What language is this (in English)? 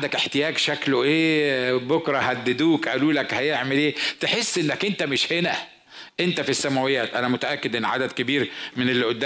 Arabic